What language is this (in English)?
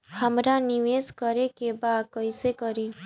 Bhojpuri